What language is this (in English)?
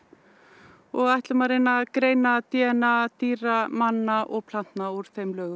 Icelandic